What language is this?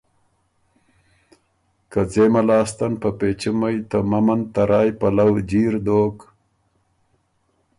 Ormuri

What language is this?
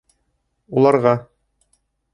Bashkir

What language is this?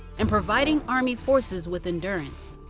English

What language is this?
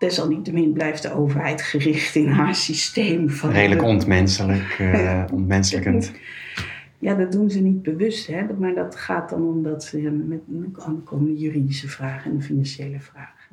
Dutch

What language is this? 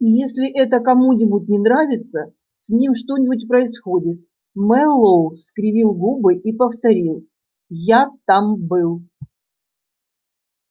Russian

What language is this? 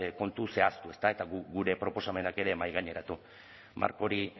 Basque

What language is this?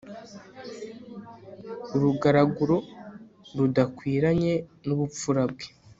Kinyarwanda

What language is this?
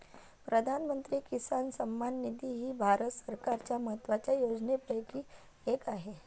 Marathi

